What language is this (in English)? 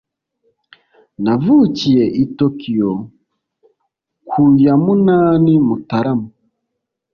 Kinyarwanda